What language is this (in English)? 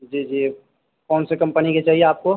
Urdu